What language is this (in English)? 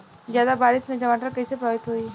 Bhojpuri